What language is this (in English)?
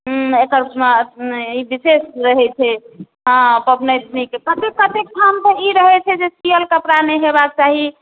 Maithili